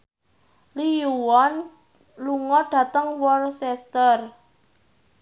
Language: Javanese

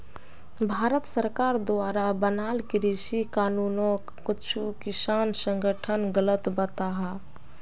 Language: Magahi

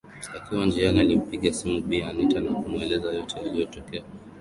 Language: Swahili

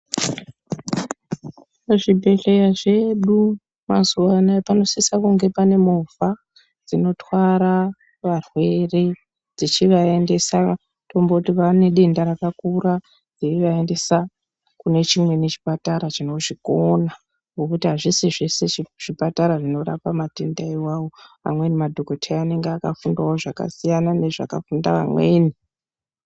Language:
Ndau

